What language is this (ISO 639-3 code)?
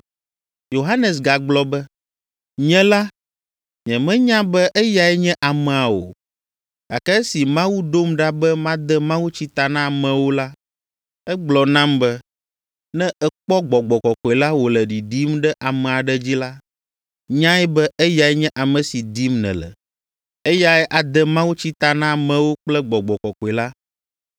ewe